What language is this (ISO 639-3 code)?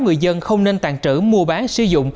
vie